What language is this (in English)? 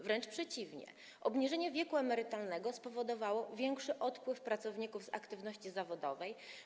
Polish